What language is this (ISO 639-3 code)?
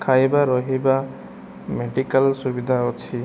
ori